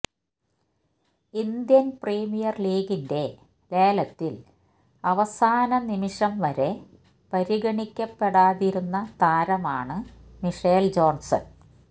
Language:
Malayalam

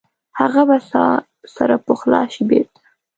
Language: Pashto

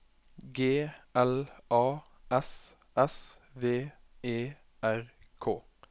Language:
Norwegian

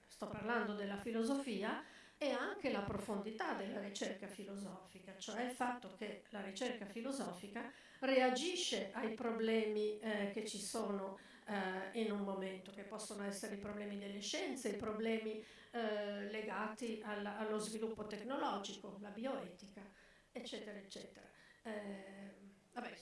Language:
Italian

